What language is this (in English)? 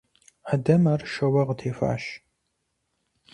Kabardian